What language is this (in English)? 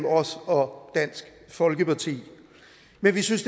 Danish